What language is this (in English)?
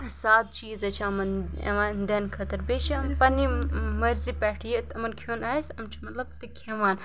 Kashmiri